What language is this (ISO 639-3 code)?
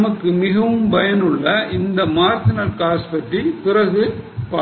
tam